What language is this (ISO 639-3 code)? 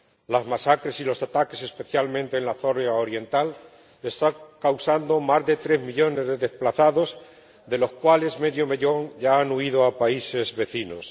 spa